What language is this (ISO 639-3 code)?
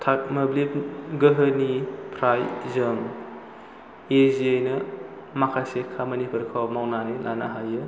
brx